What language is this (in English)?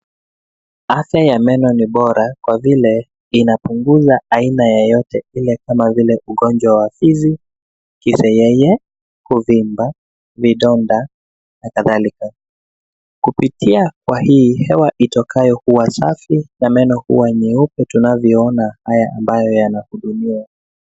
Swahili